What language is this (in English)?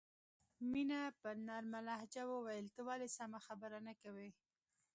Pashto